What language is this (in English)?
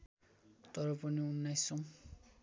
Nepali